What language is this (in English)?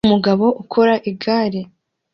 Kinyarwanda